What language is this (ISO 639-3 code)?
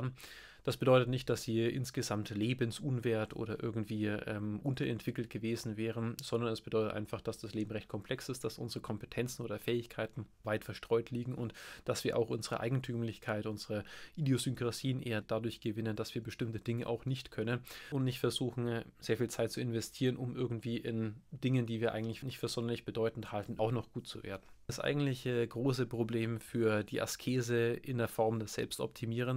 deu